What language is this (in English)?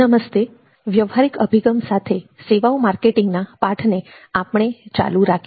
Gujarati